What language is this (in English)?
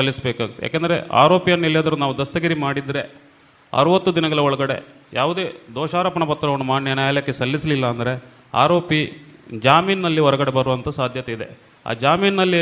Kannada